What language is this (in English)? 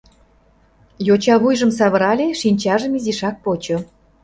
Mari